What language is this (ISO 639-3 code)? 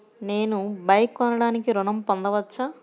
tel